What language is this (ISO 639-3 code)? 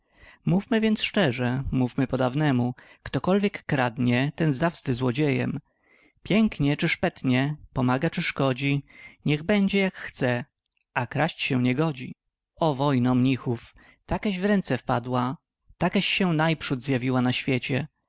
pol